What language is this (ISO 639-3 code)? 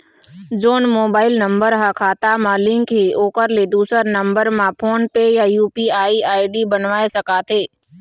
hne